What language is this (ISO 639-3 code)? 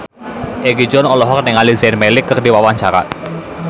sun